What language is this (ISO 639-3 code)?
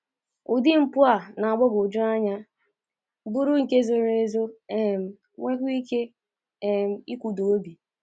ibo